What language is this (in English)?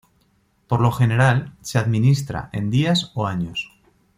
Spanish